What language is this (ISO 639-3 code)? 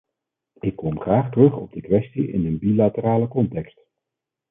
nld